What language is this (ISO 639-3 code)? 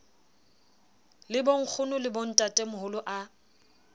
sot